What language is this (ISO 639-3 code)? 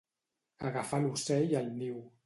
cat